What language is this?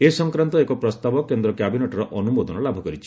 Odia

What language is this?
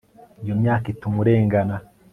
Kinyarwanda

